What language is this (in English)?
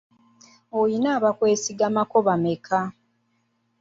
Ganda